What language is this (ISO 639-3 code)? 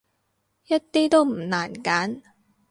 yue